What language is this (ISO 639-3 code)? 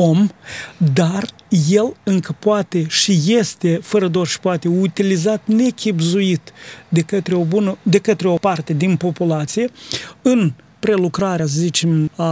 ron